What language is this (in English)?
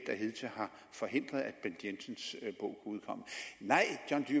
Danish